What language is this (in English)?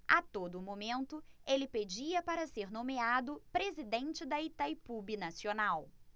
Portuguese